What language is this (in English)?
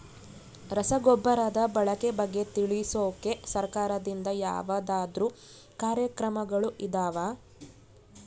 Kannada